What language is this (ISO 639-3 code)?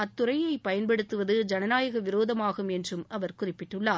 tam